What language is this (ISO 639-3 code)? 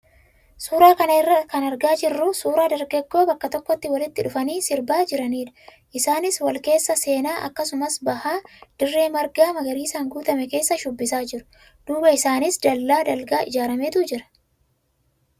orm